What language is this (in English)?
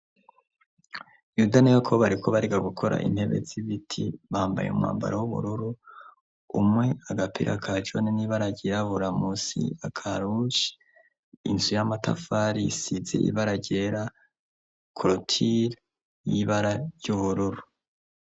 Rundi